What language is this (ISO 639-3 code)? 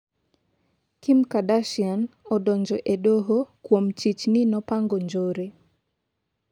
luo